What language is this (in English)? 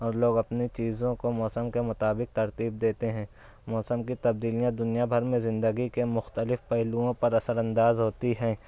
Urdu